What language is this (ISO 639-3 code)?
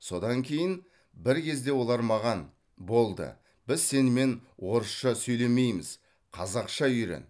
kaz